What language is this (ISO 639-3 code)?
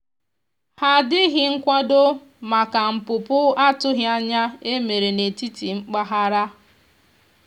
ibo